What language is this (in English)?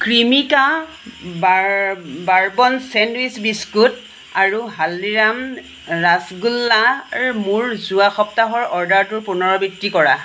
Assamese